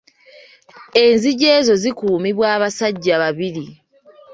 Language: Ganda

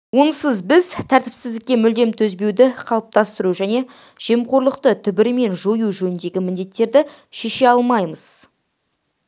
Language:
Kazakh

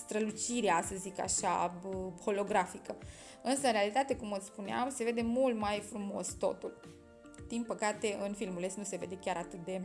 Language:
Romanian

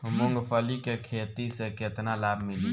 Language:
Bhojpuri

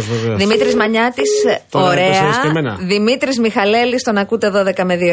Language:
Greek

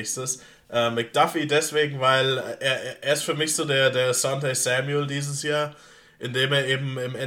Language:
German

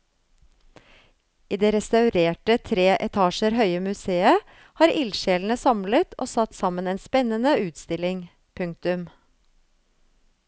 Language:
Norwegian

